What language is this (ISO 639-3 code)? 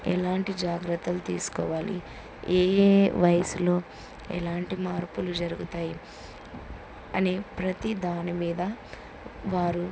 tel